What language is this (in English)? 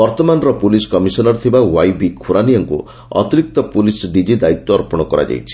Odia